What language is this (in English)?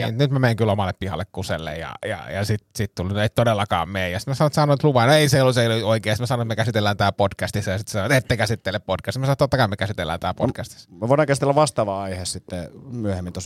Finnish